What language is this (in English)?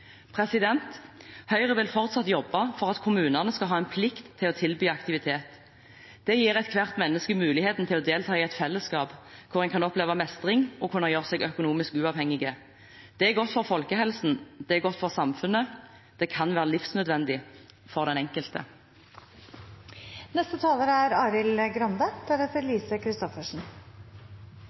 Norwegian Bokmål